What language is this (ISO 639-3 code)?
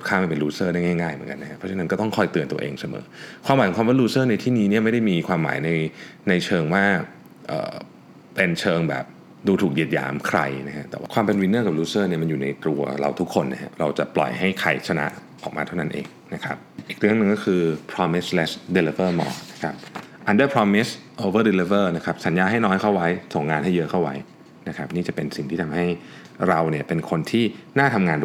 tha